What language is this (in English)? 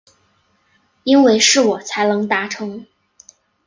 Chinese